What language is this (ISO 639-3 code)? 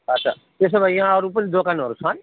nep